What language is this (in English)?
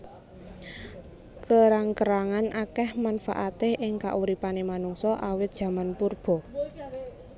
Javanese